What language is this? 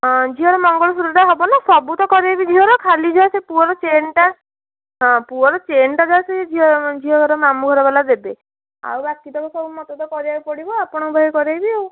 Odia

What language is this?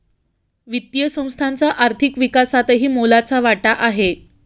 Marathi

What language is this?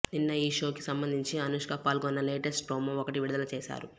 Telugu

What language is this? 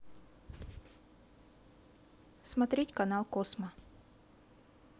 Russian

